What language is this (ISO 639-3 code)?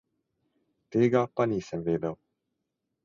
slv